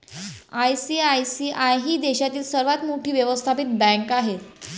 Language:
Marathi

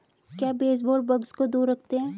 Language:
Hindi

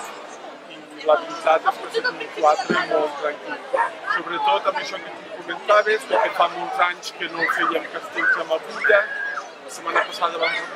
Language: Dutch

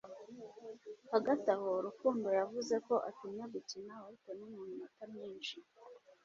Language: Kinyarwanda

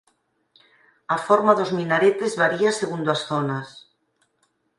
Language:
Galician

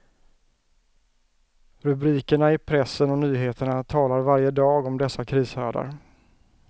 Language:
Swedish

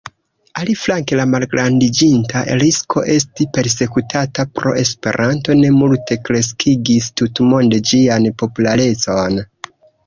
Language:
Esperanto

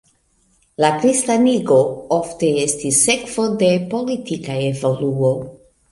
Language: Esperanto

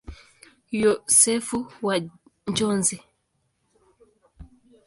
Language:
Swahili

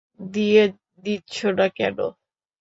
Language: Bangla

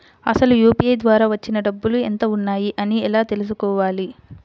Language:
Telugu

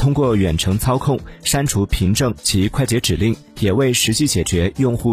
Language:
Chinese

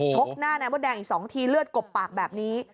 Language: Thai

